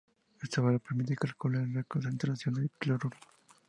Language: Spanish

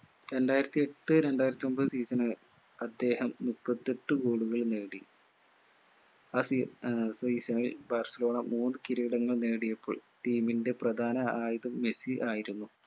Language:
Malayalam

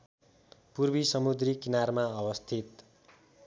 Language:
Nepali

